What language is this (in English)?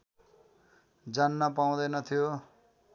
Nepali